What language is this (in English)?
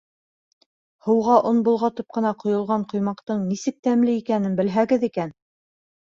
Bashkir